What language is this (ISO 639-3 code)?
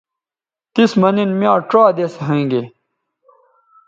btv